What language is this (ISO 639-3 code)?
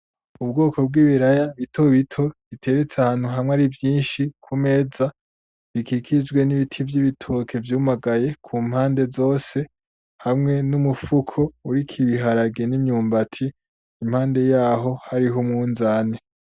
run